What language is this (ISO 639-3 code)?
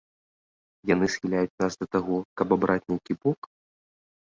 bel